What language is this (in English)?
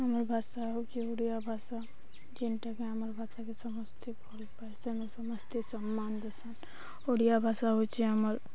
Odia